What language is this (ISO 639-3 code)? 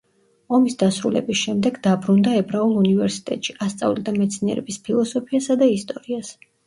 kat